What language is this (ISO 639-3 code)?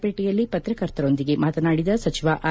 kan